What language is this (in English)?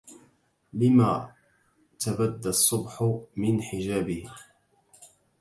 Arabic